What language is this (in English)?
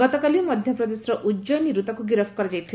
Odia